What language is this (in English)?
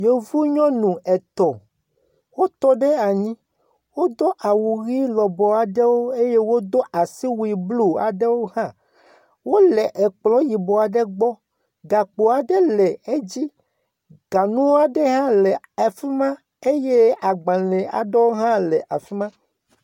Ewe